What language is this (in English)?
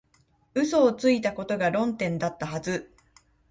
Japanese